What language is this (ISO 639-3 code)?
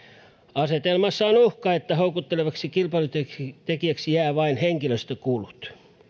fin